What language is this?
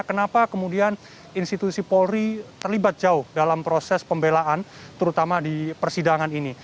Indonesian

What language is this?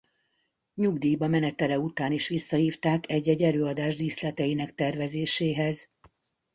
Hungarian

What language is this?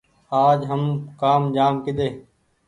Goaria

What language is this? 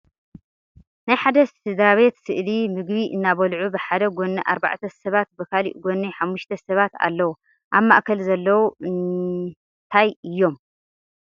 Tigrinya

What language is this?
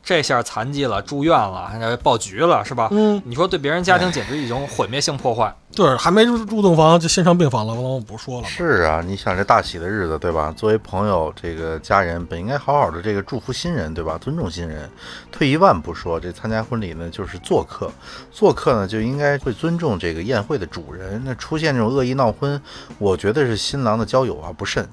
Chinese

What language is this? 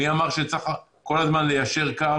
Hebrew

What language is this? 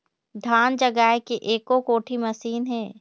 Chhattisgarhi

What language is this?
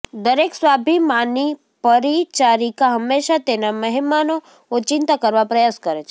Gujarati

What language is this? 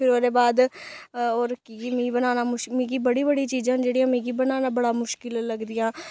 Dogri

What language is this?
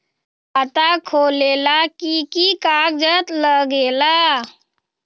Magahi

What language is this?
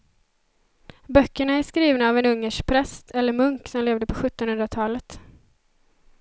Swedish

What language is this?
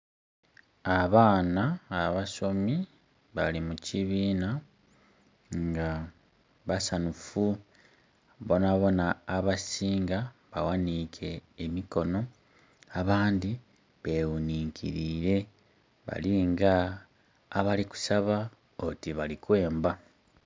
Soga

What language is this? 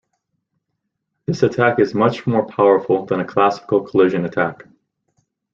English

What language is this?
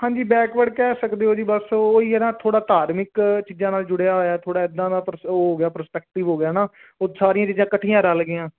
Punjabi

